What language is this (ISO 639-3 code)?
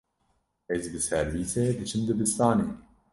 kur